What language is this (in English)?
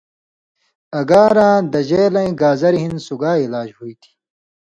Indus Kohistani